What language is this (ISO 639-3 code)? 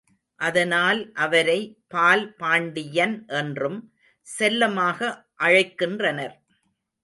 tam